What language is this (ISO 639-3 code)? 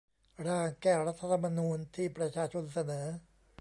tha